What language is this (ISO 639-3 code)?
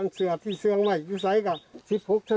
tha